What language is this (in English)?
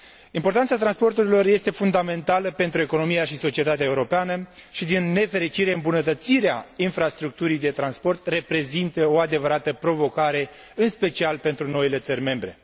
Romanian